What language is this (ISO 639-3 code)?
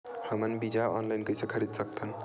hne